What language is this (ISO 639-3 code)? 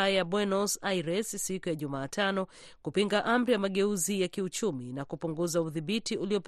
swa